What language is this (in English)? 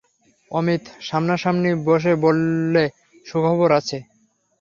Bangla